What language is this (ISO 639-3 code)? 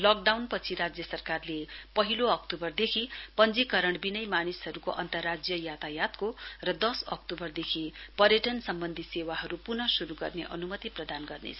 nep